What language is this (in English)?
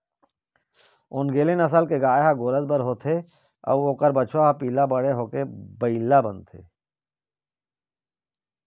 Chhattisgarhi